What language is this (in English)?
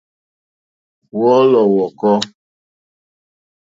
Mokpwe